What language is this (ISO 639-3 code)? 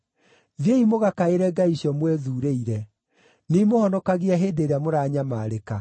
kik